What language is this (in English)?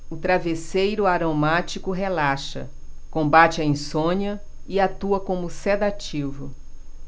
Portuguese